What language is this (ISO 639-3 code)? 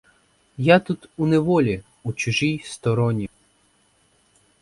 ukr